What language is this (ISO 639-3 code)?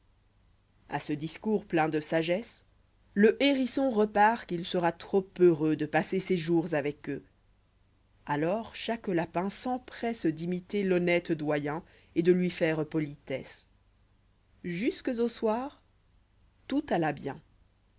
fra